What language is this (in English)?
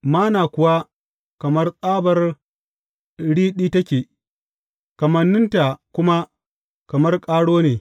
Hausa